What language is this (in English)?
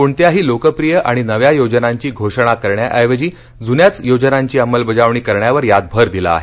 Marathi